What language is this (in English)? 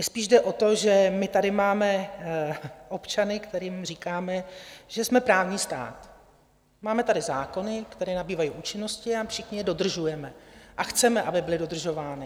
Czech